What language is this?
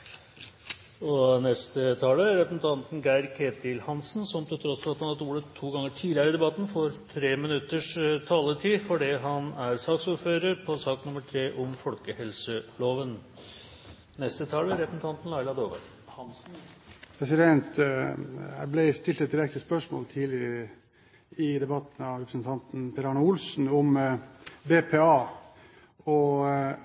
Norwegian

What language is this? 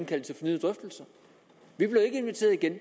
Danish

